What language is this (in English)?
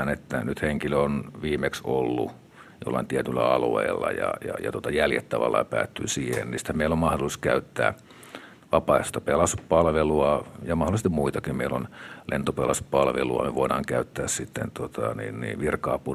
Finnish